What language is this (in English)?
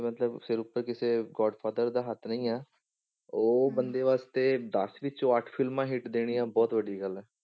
Punjabi